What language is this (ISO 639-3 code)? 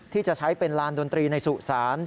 tha